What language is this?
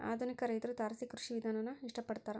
Kannada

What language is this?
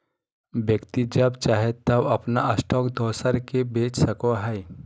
Magahi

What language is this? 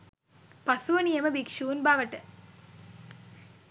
Sinhala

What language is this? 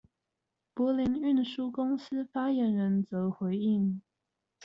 Chinese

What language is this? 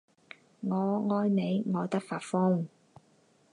Chinese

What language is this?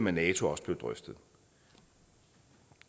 Danish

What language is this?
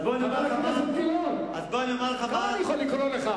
Hebrew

